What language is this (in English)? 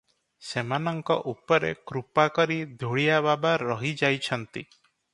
Odia